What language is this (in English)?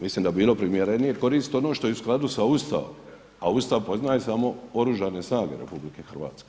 Croatian